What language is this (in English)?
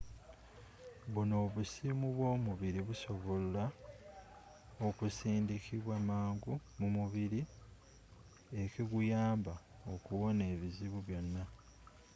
Ganda